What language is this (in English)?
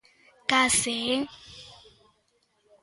Galician